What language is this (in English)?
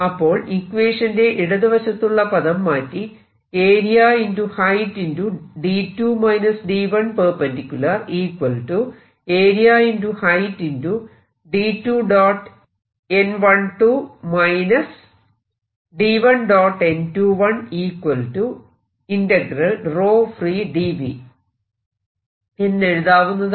Malayalam